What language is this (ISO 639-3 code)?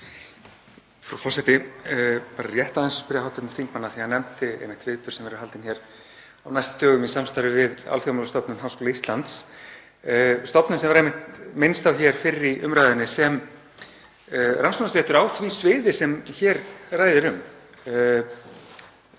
isl